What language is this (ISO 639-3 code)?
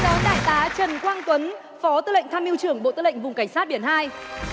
vie